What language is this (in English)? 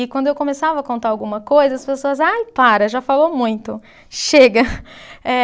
Portuguese